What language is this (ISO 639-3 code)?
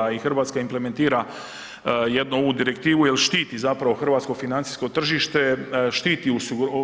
hrv